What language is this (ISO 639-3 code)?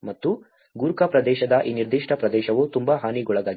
kan